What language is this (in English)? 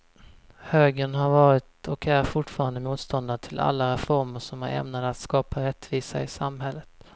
Swedish